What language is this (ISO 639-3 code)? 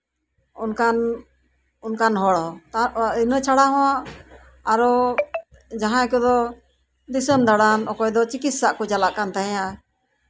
sat